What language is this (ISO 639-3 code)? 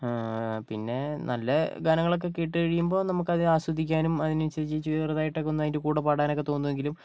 mal